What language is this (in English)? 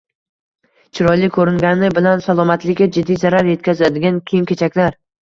Uzbek